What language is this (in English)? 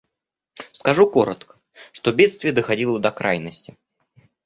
Russian